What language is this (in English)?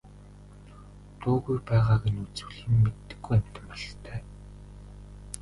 Mongolian